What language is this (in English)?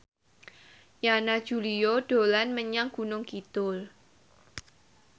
Javanese